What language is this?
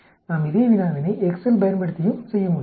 Tamil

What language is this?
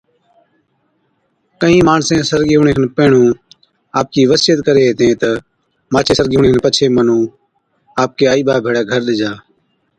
Od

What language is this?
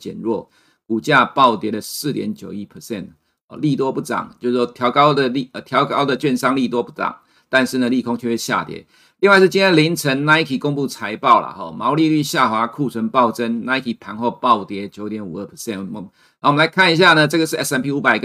Chinese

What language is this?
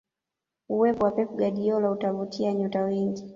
Swahili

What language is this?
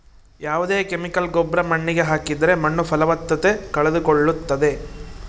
Kannada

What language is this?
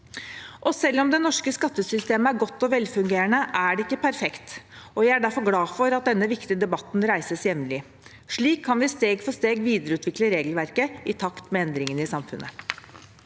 Norwegian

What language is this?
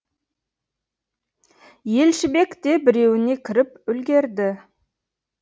Kazakh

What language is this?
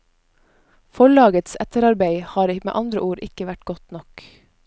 Norwegian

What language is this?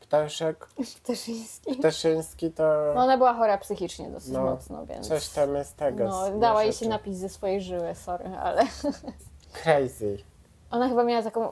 Polish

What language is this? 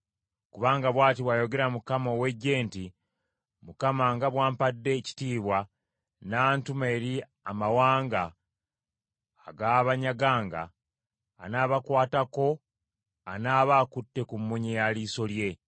Ganda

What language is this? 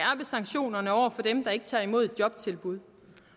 Danish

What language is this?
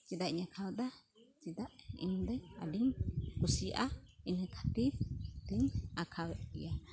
Santali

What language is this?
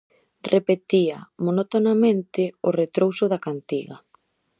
Galician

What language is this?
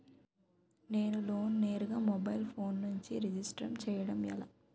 Telugu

